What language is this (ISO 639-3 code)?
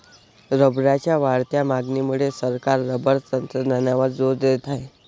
mar